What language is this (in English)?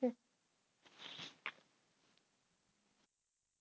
Punjabi